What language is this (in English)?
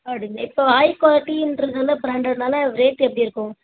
Tamil